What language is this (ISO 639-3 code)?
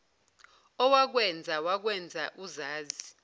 zul